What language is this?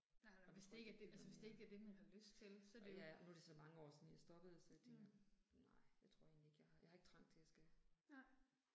Danish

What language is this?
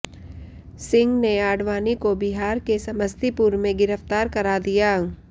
Hindi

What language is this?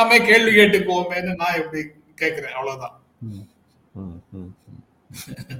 Tamil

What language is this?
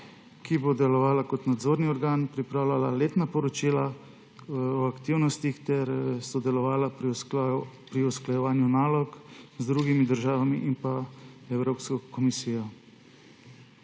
Slovenian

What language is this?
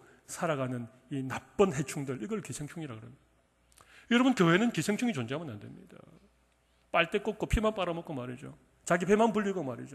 Korean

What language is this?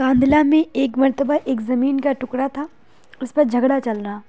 Urdu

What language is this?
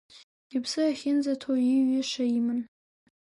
Abkhazian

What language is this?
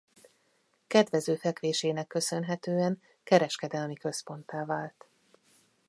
Hungarian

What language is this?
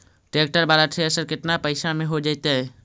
Magahi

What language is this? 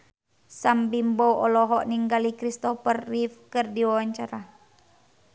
Sundanese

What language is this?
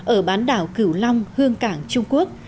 Vietnamese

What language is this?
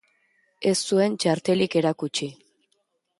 Basque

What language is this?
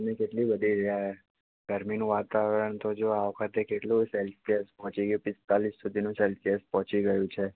Gujarati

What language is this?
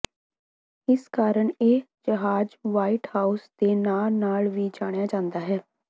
Punjabi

